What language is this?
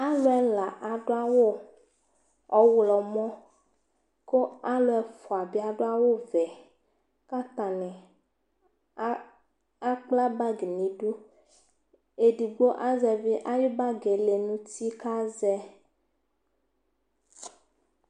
Ikposo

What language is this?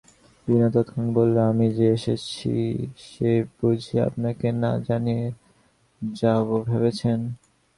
Bangla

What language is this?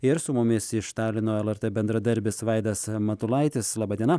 Lithuanian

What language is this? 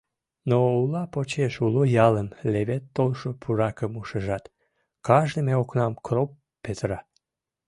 Mari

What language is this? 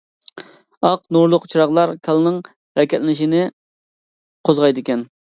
Uyghur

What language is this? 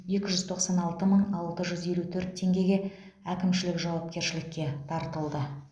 Kazakh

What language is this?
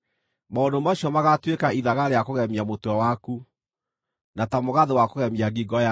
Kikuyu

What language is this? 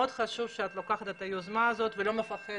Hebrew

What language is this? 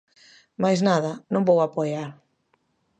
Galician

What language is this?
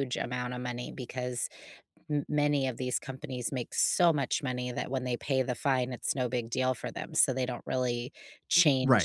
English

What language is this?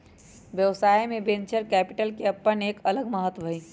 Magahi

